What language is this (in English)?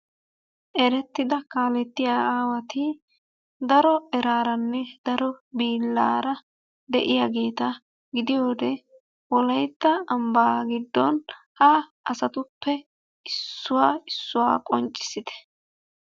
Wolaytta